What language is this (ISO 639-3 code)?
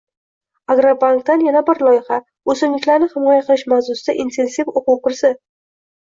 uzb